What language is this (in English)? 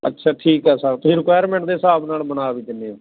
Punjabi